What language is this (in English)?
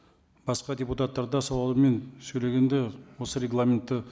Kazakh